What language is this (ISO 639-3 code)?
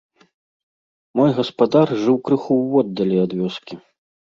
bel